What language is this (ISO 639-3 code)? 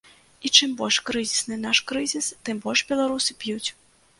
bel